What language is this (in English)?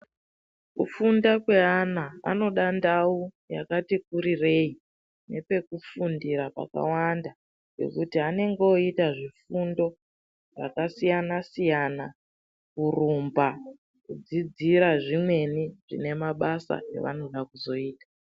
Ndau